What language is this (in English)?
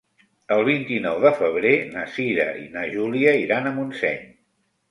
Catalan